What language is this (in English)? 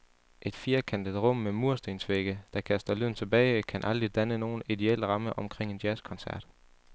Danish